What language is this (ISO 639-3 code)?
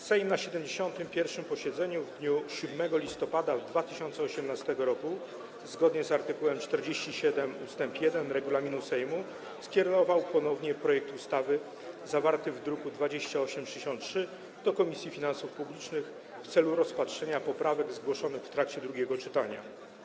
pol